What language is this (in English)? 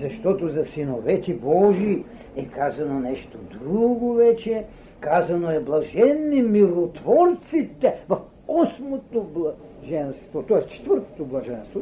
Bulgarian